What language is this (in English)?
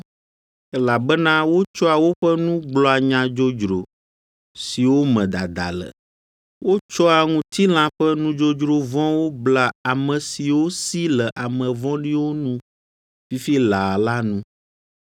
Ewe